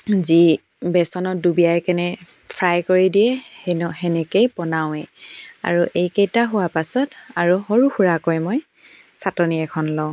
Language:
Assamese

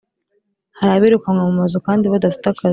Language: Kinyarwanda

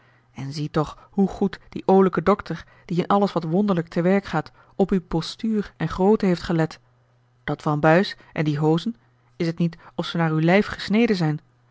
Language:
Dutch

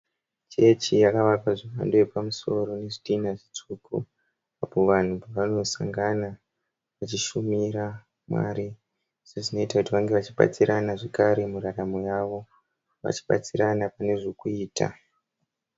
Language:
Shona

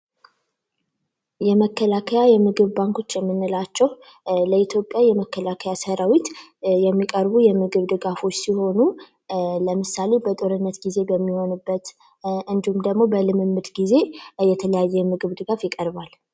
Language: Amharic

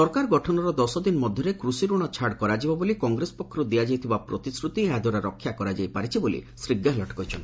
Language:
Odia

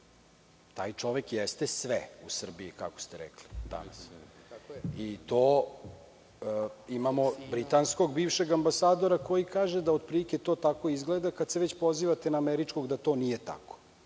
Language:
Serbian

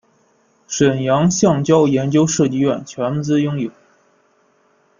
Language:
Chinese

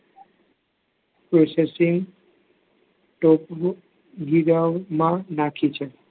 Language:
Gujarati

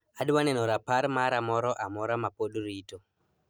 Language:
Luo (Kenya and Tanzania)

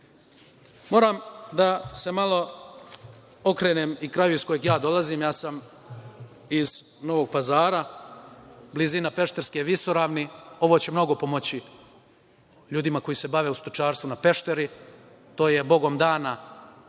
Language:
Serbian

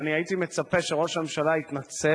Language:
Hebrew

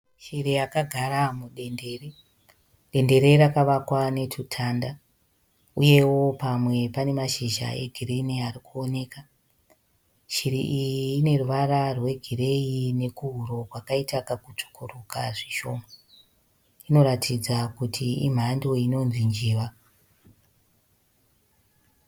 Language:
Shona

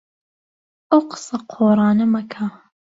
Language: Central Kurdish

